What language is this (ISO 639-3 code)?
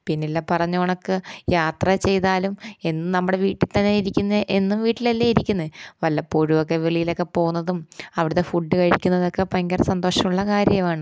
mal